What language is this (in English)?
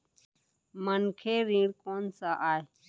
Chhattisgarhi